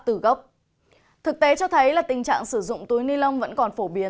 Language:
Vietnamese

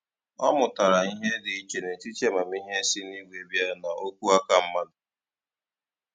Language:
Igbo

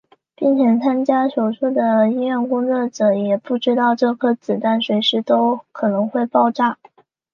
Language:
Chinese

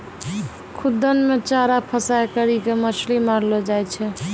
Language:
Maithili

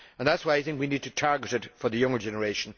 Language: English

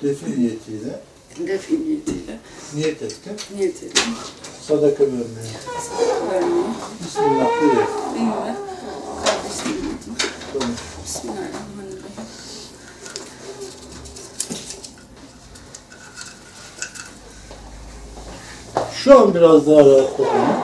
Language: Turkish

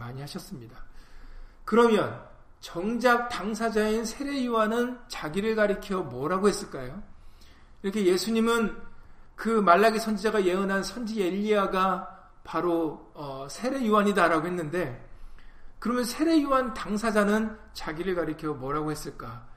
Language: Korean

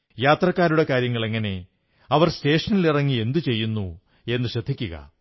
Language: Malayalam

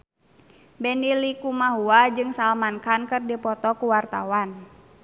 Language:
Sundanese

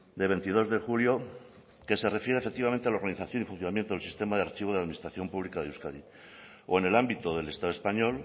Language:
Spanish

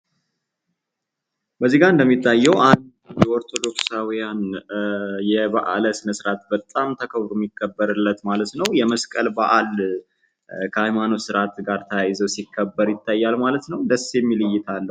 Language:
Amharic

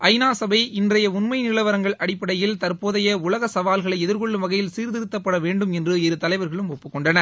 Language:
Tamil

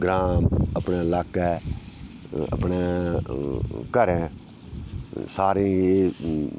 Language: Dogri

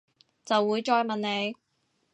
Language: Cantonese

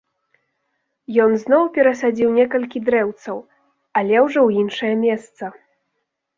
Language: Belarusian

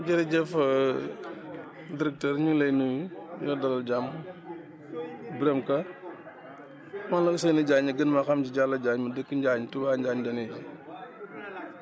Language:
Wolof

